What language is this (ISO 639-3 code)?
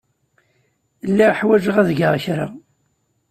kab